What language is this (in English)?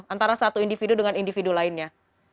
Indonesian